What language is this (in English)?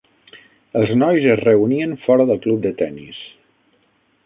Catalan